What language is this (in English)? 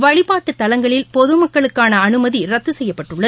Tamil